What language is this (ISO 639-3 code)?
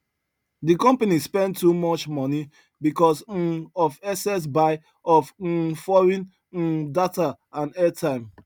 pcm